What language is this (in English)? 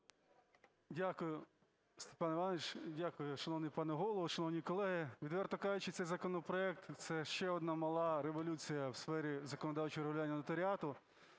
Ukrainian